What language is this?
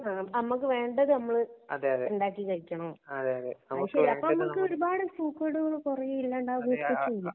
Malayalam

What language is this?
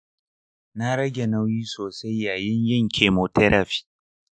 Hausa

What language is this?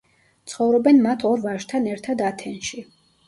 Georgian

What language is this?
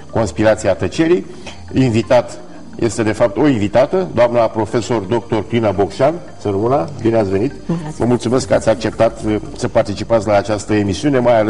Romanian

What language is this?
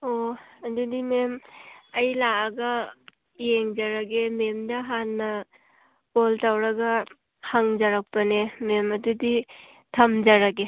Manipuri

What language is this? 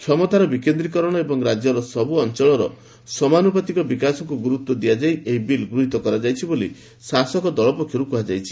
Odia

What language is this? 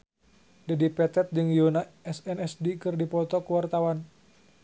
Sundanese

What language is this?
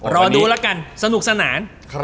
Thai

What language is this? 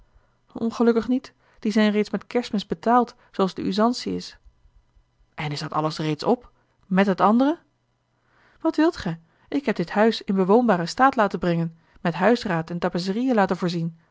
Dutch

